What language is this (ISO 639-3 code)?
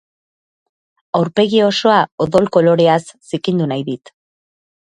eus